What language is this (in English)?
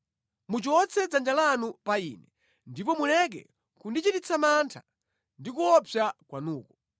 Nyanja